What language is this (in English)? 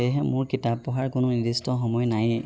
Assamese